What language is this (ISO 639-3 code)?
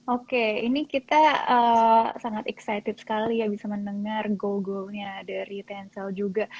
ind